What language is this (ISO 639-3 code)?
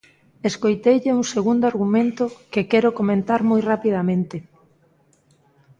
glg